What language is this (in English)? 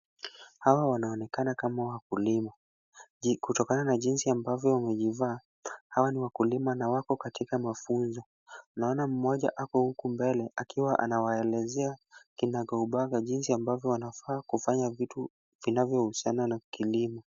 Swahili